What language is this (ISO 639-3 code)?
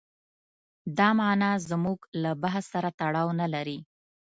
pus